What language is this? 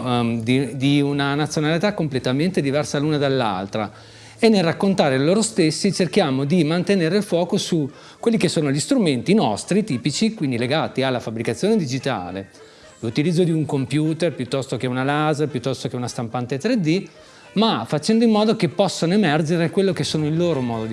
Italian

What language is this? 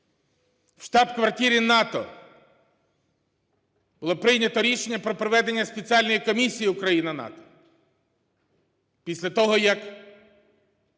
Ukrainian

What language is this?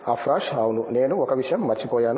Telugu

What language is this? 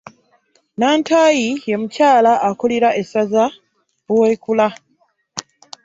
Ganda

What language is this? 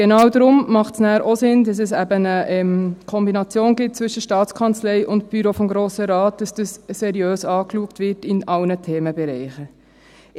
Swiss German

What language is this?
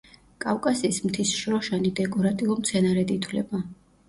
Georgian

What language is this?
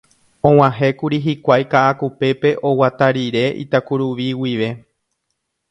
Guarani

